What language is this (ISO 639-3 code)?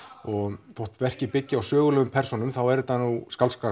isl